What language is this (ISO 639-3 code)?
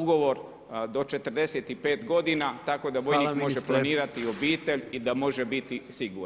hrv